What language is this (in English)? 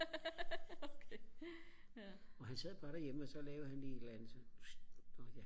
Danish